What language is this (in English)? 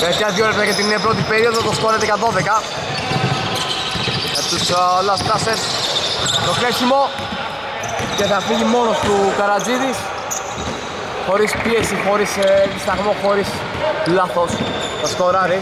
Greek